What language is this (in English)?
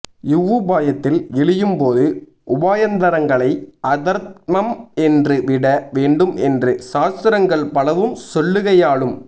Tamil